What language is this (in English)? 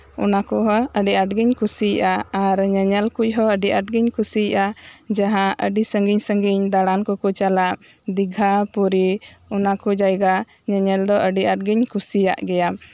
Santali